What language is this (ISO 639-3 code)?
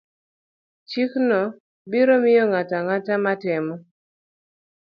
luo